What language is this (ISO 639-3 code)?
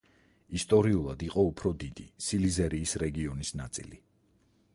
kat